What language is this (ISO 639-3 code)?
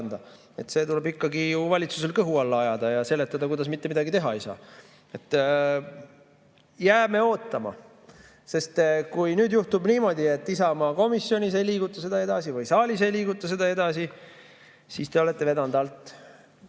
est